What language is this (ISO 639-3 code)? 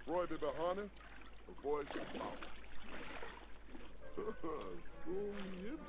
swe